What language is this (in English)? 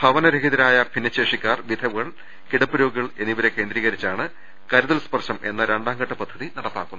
Malayalam